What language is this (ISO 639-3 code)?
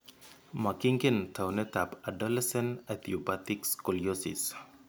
kln